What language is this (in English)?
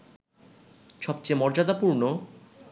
Bangla